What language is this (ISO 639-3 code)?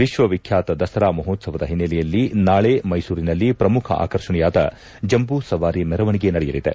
kan